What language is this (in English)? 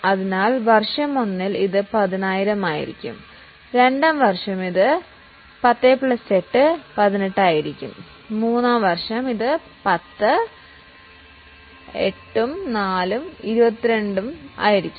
Malayalam